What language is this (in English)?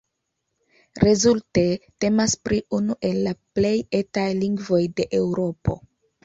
Esperanto